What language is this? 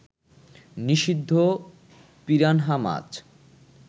Bangla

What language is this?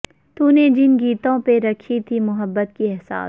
Urdu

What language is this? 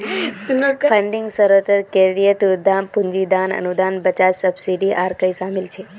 Magahi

